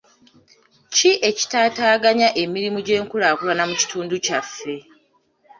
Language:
Ganda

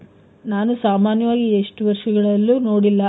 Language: Kannada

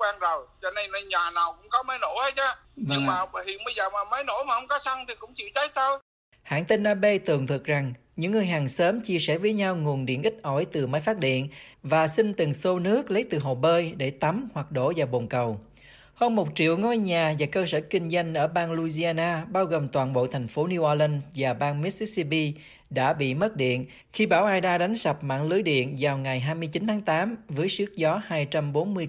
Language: Vietnamese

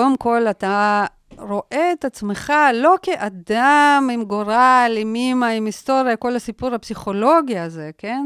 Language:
Hebrew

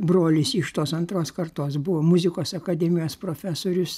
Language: Lithuanian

